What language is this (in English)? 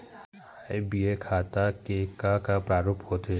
Chhattisgarhi